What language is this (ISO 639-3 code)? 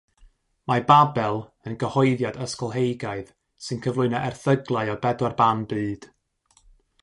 cym